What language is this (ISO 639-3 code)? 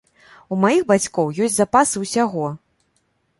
bel